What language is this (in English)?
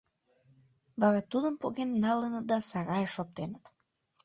Mari